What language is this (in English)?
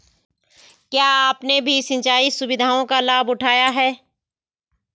Hindi